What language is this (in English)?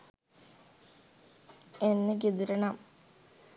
Sinhala